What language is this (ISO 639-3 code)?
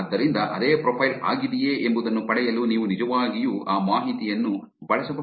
kan